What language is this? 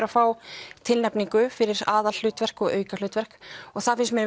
Icelandic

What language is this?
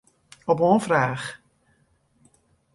Western Frisian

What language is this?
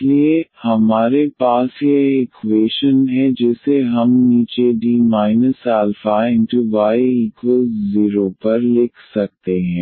Hindi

